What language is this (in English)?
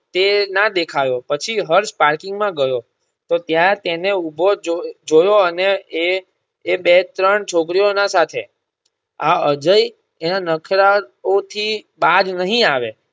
Gujarati